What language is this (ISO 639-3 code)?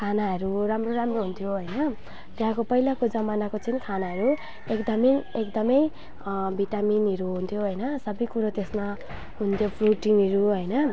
nep